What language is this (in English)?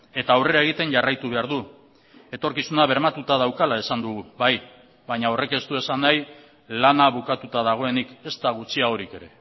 Basque